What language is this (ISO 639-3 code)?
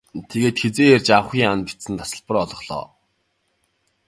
mon